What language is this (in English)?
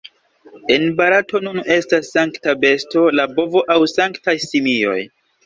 Esperanto